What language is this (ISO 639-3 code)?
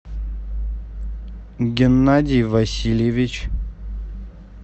rus